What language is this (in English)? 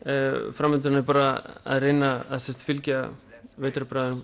Icelandic